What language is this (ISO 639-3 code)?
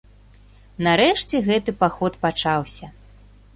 bel